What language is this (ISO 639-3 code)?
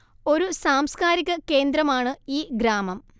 mal